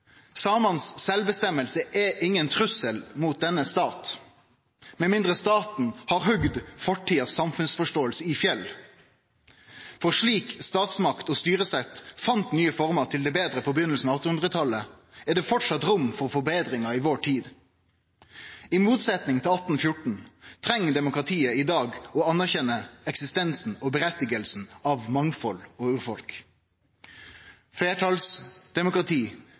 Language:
Norwegian Nynorsk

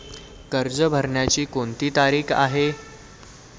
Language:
Marathi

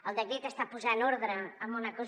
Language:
Catalan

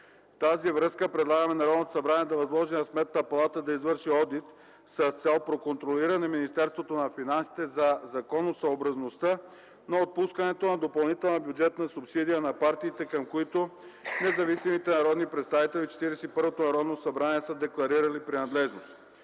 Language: Bulgarian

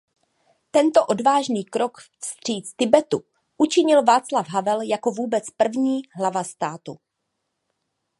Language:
Czech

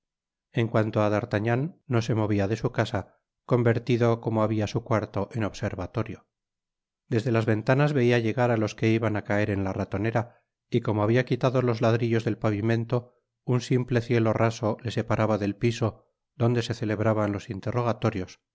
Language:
Spanish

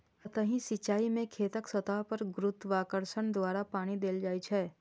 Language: Maithili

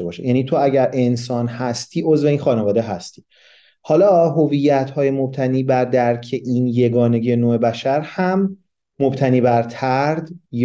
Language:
Persian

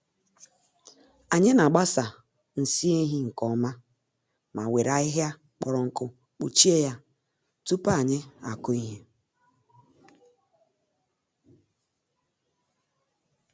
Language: Igbo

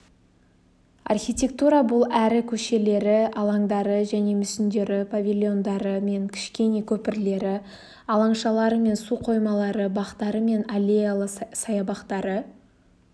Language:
Kazakh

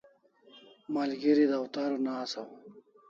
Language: Kalasha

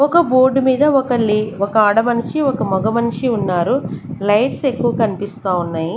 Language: Telugu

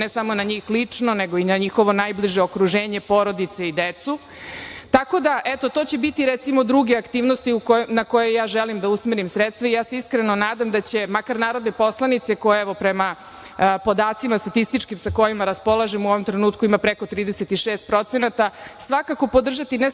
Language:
Serbian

